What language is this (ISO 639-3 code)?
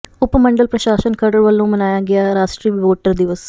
pan